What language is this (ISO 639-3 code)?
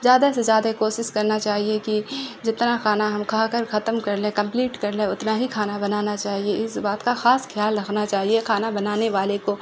urd